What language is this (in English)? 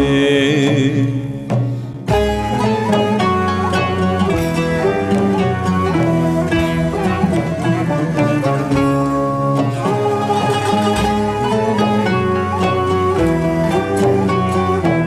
Arabic